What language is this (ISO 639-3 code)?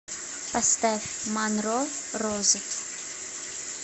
rus